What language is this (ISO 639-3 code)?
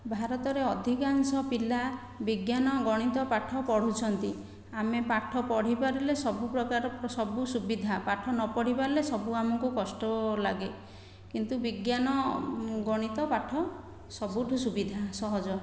ori